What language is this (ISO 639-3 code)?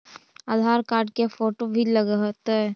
mag